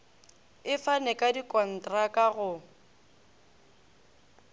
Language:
Northern Sotho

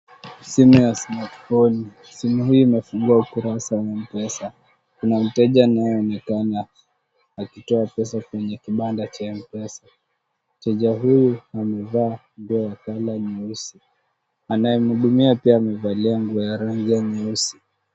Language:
Swahili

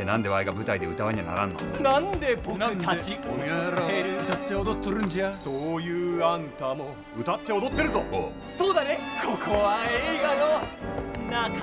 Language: Japanese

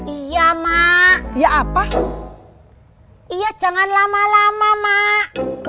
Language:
Indonesian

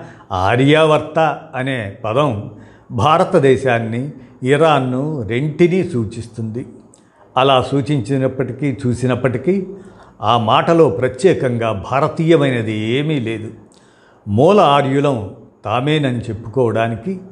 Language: Telugu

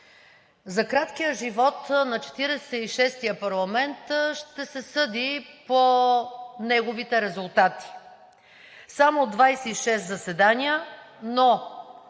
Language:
Bulgarian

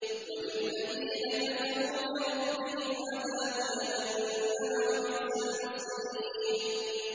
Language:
Arabic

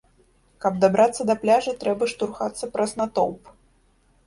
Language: Belarusian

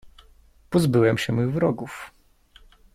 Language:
Polish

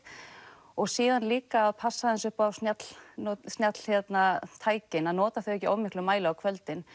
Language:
Icelandic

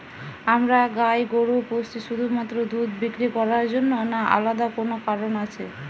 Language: Bangla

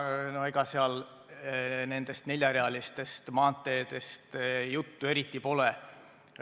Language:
Estonian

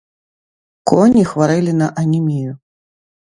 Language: Belarusian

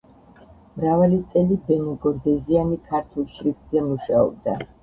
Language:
Georgian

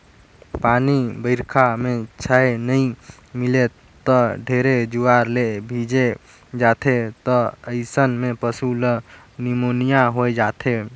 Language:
Chhattisgarhi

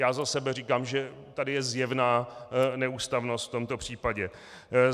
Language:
Czech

